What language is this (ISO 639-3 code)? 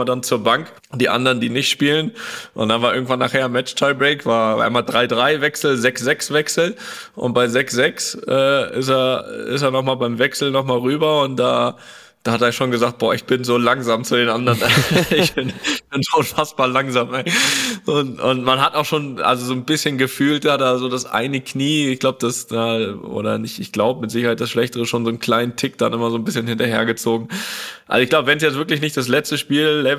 deu